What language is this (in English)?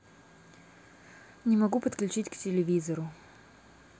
Russian